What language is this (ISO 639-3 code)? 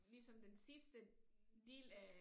dan